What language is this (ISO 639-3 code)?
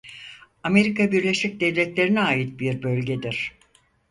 tur